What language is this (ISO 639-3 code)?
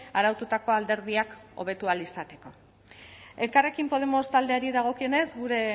eus